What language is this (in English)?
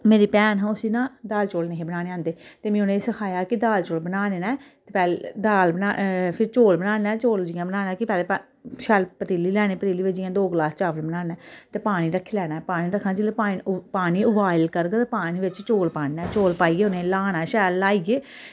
Dogri